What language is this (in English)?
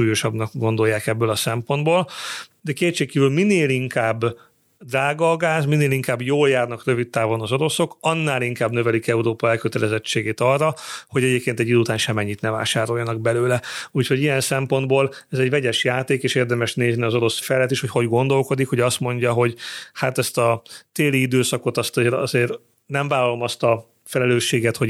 Hungarian